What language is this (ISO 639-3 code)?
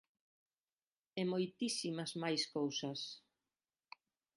glg